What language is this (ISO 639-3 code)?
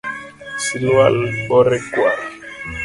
luo